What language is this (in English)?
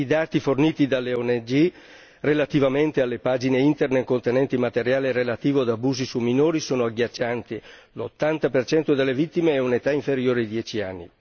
Italian